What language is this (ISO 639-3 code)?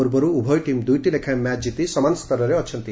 ori